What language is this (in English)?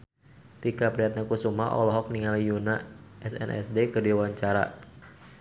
Sundanese